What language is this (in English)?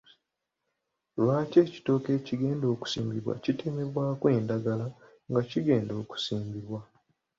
Ganda